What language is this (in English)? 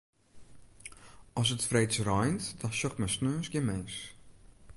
Western Frisian